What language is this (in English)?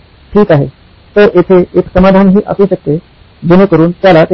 Marathi